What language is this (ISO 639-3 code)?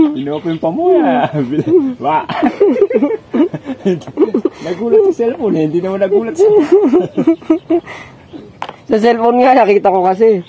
fil